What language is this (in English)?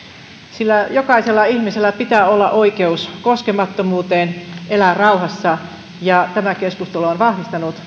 Finnish